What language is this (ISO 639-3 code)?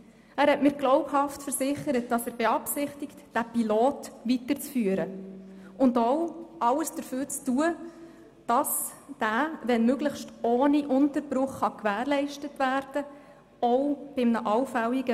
gsw